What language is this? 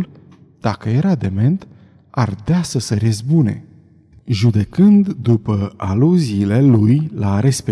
Romanian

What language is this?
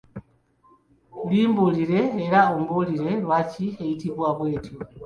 Ganda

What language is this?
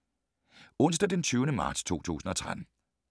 Danish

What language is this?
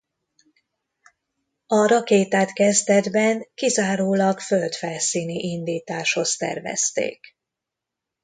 Hungarian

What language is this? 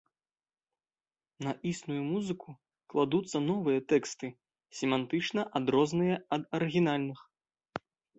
Belarusian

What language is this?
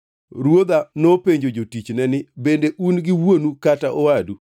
Luo (Kenya and Tanzania)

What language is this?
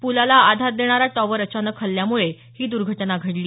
Marathi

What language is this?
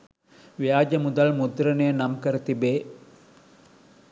Sinhala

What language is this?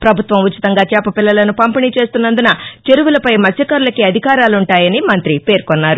Telugu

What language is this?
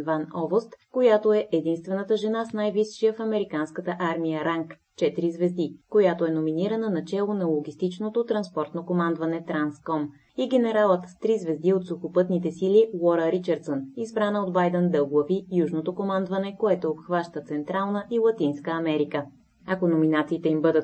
Bulgarian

